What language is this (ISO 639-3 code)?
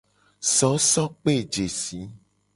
gej